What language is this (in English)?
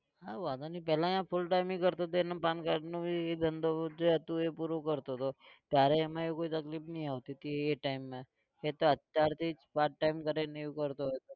Gujarati